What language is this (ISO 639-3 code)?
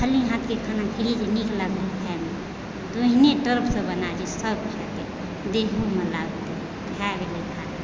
mai